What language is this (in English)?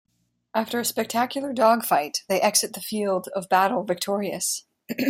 English